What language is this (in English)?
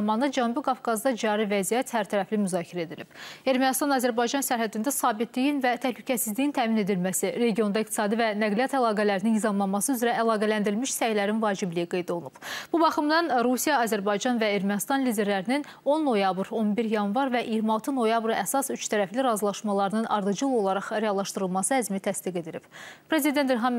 Turkish